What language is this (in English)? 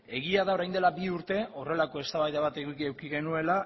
Basque